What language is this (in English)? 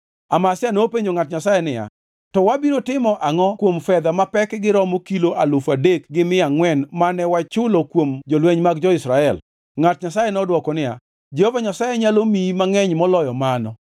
Luo (Kenya and Tanzania)